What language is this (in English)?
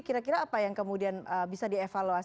Indonesian